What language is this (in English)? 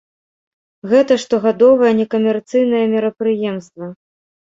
Belarusian